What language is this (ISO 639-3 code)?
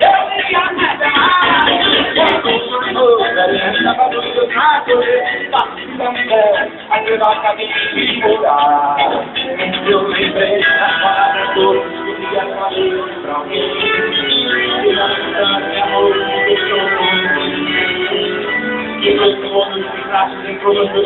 pol